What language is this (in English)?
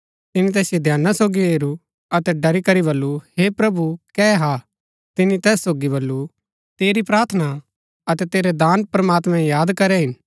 Gaddi